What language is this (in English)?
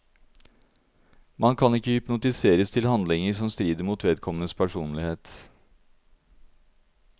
Norwegian